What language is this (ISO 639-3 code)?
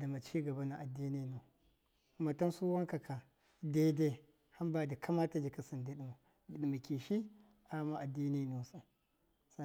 mkf